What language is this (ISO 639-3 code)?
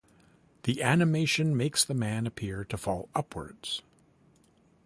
eng